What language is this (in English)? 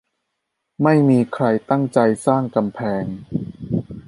Thai